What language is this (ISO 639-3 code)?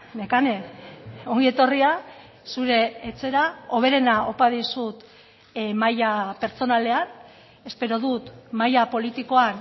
eus